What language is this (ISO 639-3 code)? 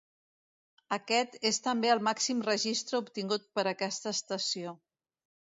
cat